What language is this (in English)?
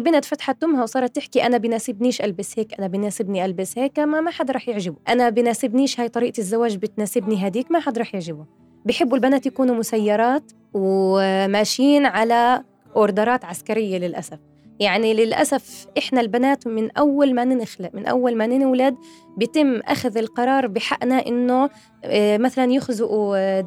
Arabic